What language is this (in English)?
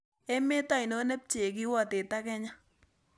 Kalenjin